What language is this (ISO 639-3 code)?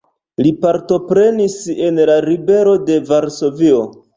epo